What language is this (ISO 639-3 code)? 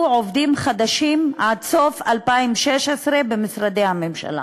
heb